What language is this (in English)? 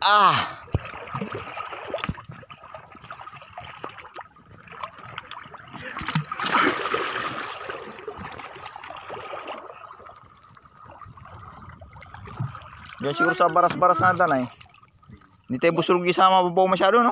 Indonesian